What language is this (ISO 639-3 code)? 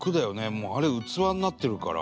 jpn